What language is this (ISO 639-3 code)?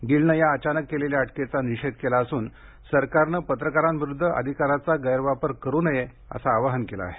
mar